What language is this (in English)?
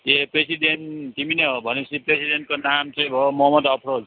Nepali